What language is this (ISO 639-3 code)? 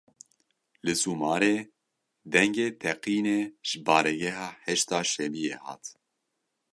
kur